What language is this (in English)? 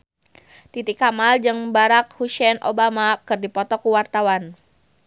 Sundanese